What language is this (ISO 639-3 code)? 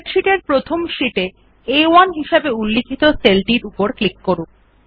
ben